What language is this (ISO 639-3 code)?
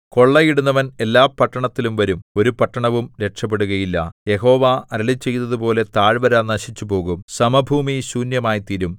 mal